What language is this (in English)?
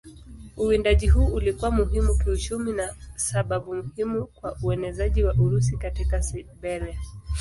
Swahili